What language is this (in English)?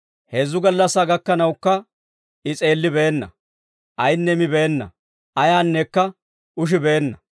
Dawro